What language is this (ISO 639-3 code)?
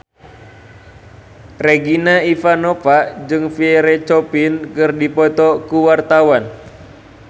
sun